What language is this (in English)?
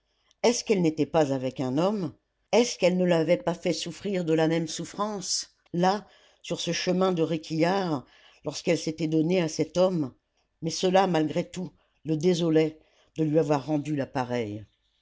French